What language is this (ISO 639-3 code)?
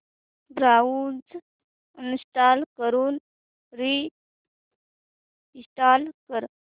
mar